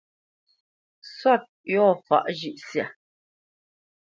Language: Bamenyam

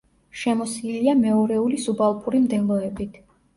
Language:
Georgian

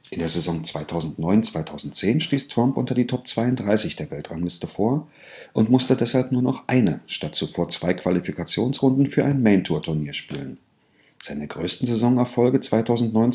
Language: German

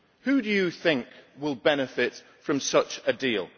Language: English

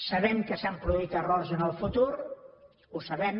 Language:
Catalan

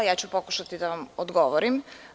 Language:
Serbian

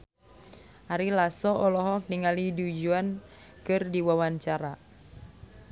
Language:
Sundanese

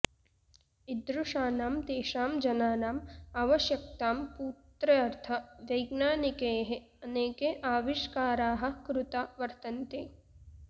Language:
Sanskrit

